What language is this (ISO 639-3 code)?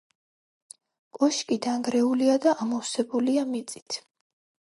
kat